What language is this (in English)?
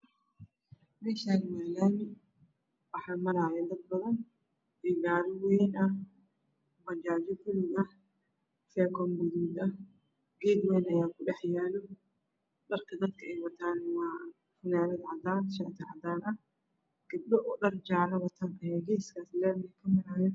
Somali